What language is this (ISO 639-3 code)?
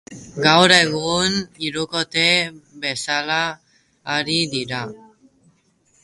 eus